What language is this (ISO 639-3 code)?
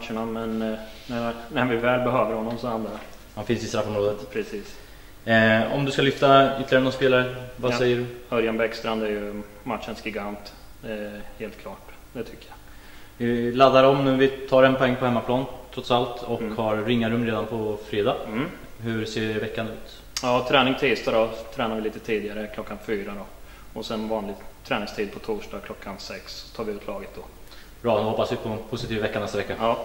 swe